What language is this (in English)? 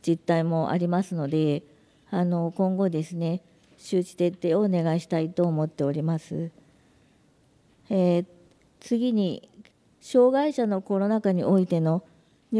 Japanese